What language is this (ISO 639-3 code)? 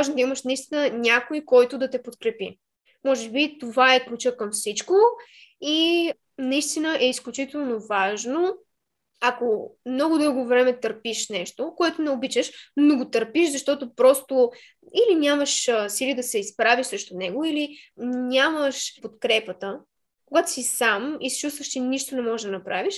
bul